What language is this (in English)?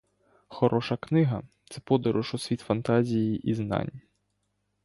Ukrainian